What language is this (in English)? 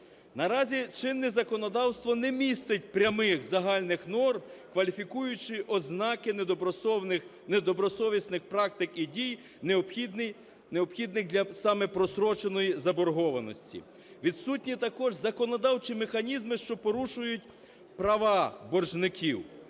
Ukrainian